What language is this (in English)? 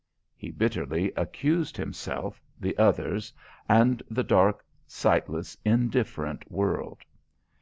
English